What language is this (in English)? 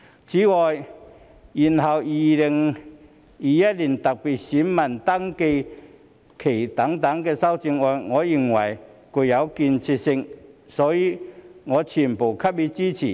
Cantonese